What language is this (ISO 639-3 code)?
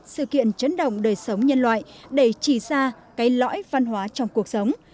vie